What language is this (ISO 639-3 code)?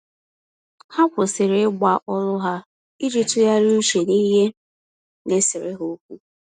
ibo